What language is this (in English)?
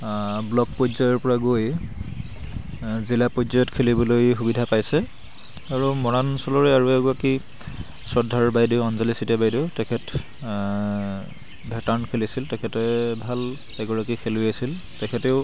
Assamese